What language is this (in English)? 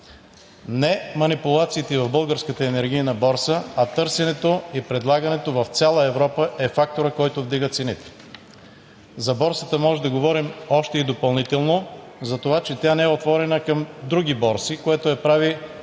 Bulgarian